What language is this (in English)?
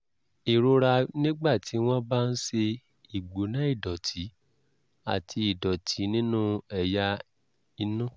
Yoruba